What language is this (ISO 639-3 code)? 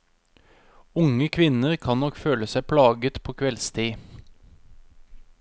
nor